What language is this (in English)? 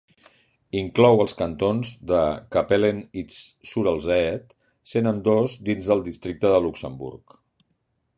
Catalan